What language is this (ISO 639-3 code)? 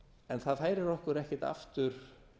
isl